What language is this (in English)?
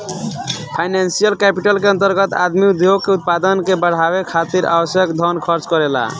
Bhojpuri